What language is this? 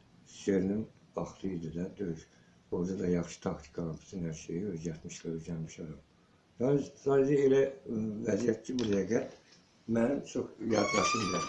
Azerbaijani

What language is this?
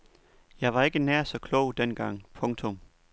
Danish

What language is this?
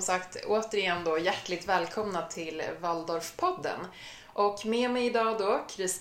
Swedish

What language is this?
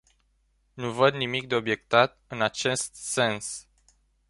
Romanian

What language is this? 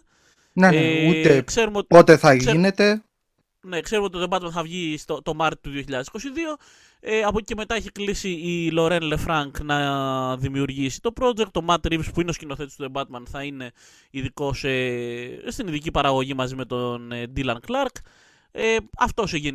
Greek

